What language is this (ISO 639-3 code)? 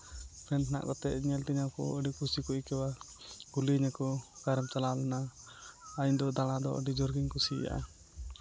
sat